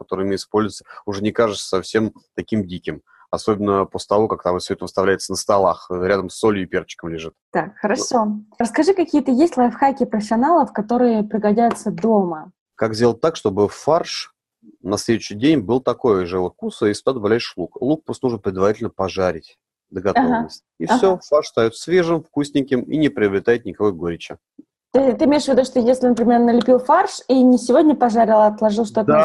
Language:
Russian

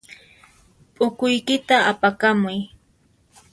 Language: Puno Quechua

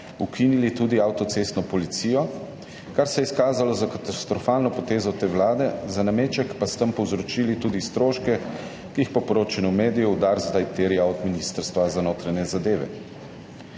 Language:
Slovenian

